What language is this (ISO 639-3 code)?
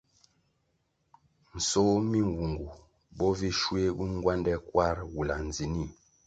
nmg